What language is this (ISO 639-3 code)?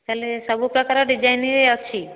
ori